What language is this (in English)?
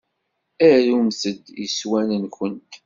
Kabyle